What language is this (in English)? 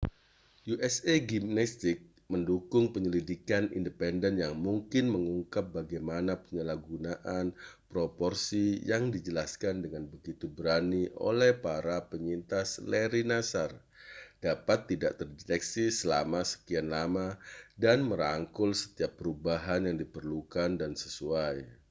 Indonesian